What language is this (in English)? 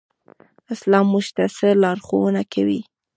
Pashto